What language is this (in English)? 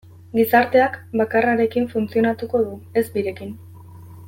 Basque